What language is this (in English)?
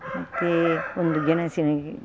Kannada